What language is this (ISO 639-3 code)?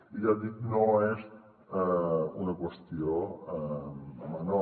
cat